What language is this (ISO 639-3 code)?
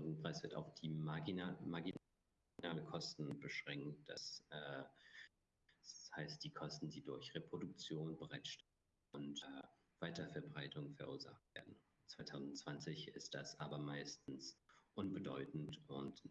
deu